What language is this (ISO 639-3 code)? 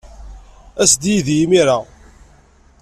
kab